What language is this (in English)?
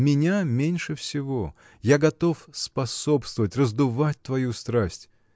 Russian